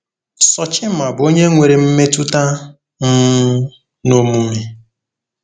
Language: Igbo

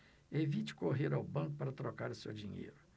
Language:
Portuguese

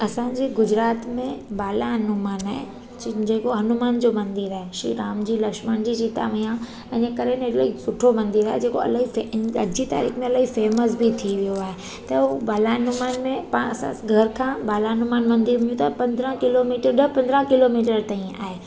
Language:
Sindhi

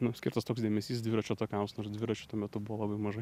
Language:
Lithuanian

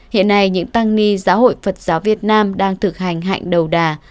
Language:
Vietnamese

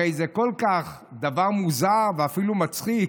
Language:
Hebrew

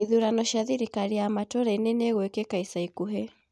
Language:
Kikuyu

